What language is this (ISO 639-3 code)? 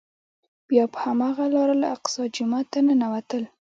pus